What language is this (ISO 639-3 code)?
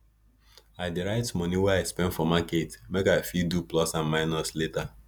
pcm